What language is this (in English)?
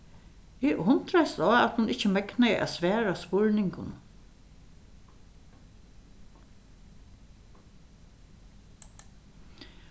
Faroese